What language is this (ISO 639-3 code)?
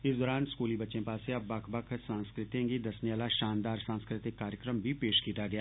doi